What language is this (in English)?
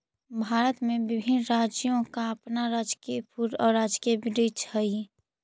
Magahi